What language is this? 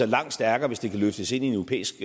Danish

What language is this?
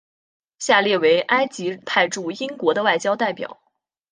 Chinese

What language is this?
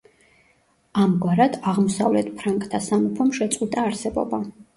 Georgian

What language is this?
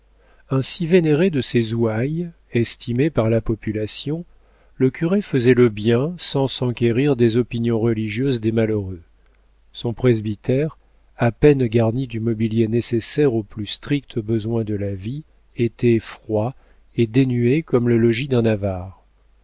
French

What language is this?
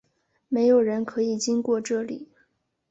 Chinese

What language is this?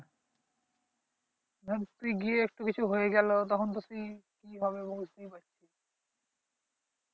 Bangla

